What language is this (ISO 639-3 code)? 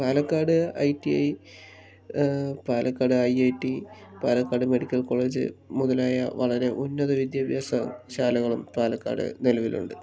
mal